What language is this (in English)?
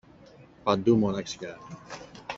Greek